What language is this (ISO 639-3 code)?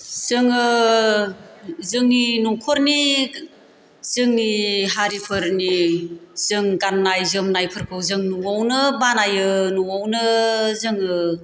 brx